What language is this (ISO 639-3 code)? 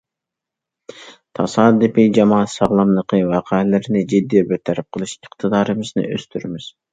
uig